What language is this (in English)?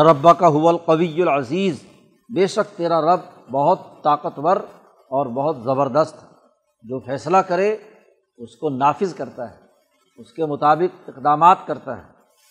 Urdu